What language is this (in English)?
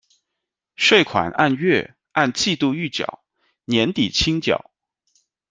Chinese